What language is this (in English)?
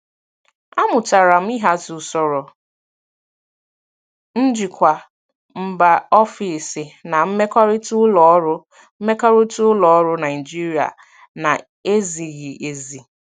Igbo